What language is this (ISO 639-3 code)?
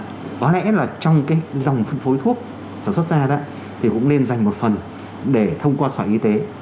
vie